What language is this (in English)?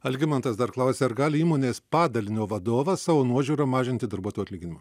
Lithuanian